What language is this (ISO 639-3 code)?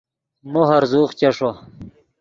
ydg